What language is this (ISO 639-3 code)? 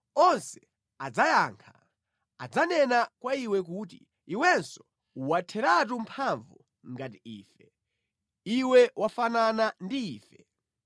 nya